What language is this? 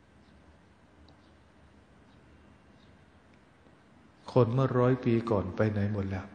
Thai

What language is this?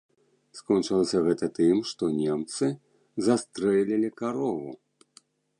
Belarusian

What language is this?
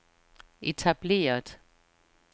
Danish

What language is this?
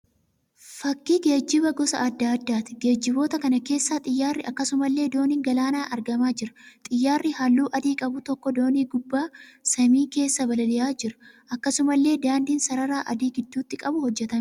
Oromo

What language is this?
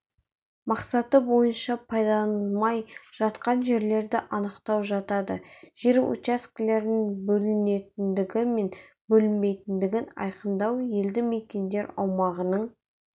Kazakh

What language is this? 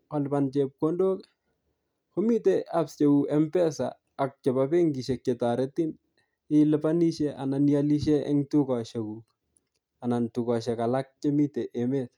Kalenjin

